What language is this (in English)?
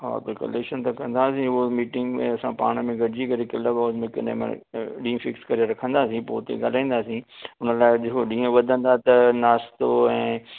Sindhi